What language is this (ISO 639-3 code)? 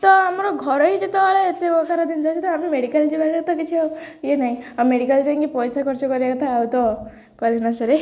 ori